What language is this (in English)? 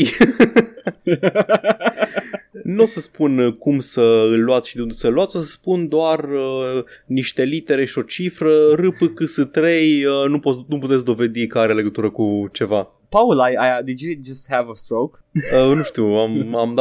Romanian